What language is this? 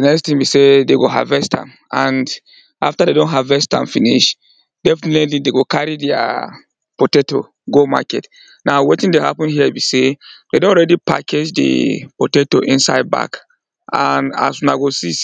Nigerian Pidgin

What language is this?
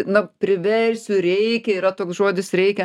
Lithuanian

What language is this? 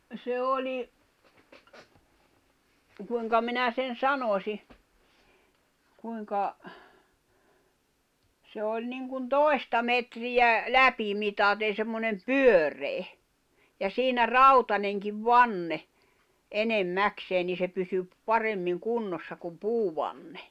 Finnish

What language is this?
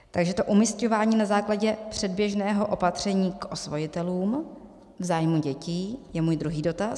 Czech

